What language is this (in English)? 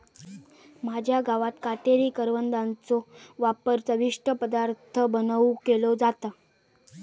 Marathi